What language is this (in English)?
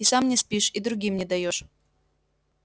Russian